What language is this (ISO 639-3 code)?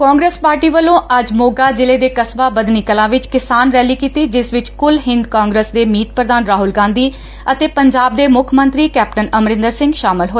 pan